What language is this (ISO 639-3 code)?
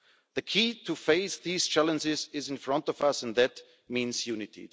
eng